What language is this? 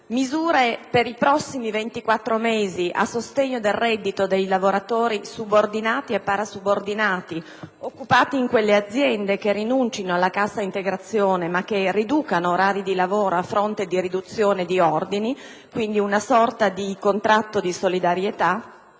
Italian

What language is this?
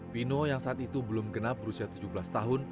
Indonesian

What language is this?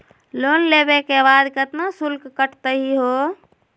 Magahi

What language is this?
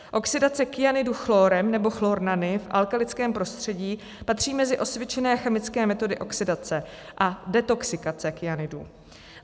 Czech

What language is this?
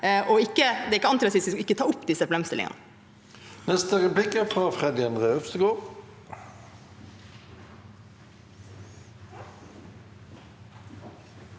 Norwegian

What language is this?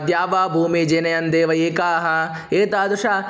Sanskrit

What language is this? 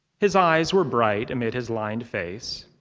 English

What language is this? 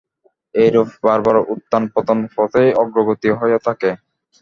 Bangla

